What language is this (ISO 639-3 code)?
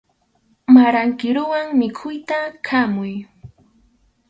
qxu